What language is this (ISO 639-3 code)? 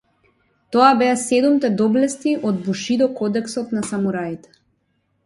mkd